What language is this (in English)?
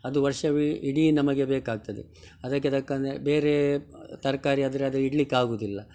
Kannada